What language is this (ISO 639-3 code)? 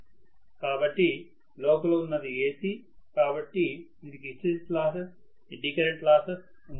tel